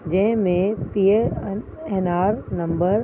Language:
Sindhi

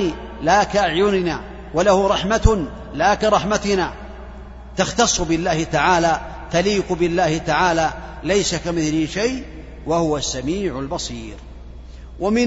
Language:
Arabic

